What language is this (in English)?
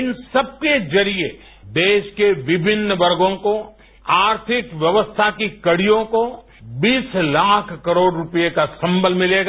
Hindi